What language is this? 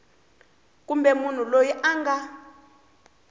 Tsonga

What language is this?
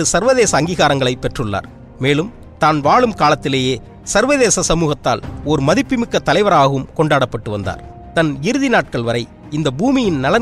Tamil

